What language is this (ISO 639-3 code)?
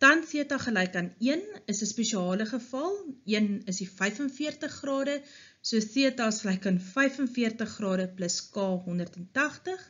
nld